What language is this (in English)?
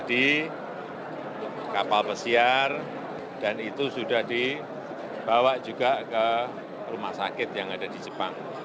Indonesian